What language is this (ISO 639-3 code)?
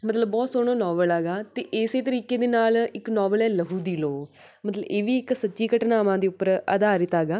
pan